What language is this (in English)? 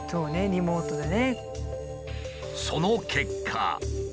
Japanese